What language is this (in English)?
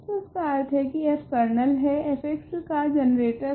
Hindi